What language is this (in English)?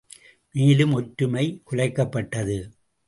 Tamil